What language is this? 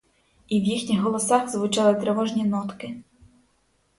Ukrainian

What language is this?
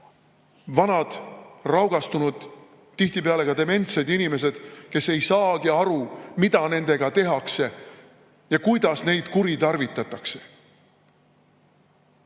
Estonian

